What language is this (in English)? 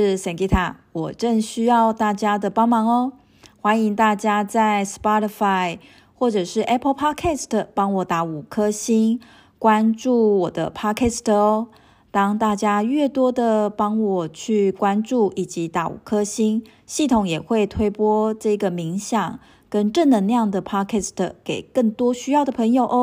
Chinese